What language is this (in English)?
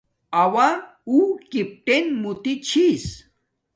Domaaki